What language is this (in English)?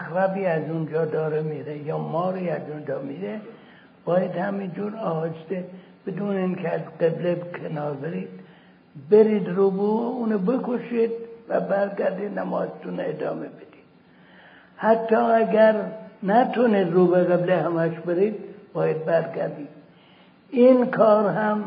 Persian